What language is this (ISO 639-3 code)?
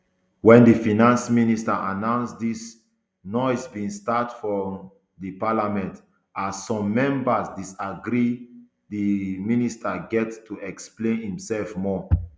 pcm